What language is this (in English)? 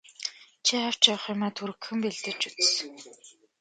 Mongolian